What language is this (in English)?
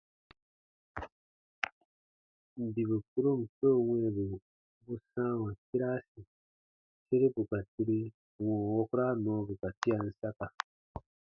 Baatonum